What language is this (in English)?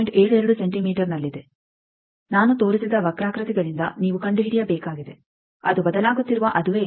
Kannada